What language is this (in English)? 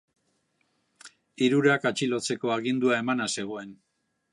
Basque